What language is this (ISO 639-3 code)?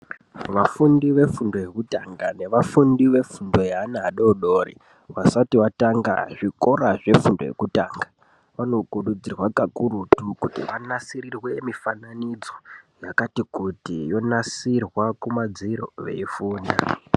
ndc